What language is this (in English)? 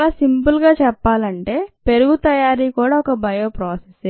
Telugu